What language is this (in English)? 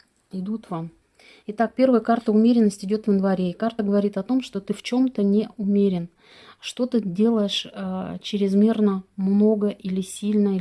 Russian